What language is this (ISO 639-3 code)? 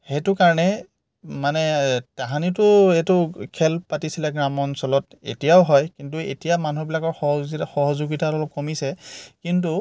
asm